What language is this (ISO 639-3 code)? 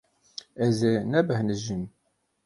kur